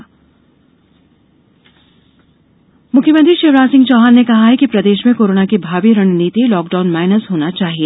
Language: Hindi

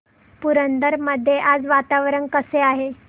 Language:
Marathi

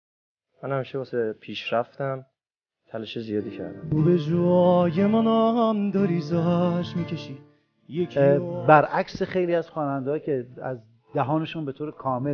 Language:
Persian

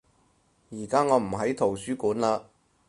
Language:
Cantonese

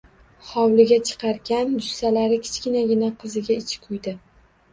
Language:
Uzbek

